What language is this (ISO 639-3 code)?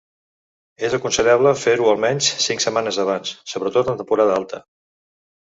cat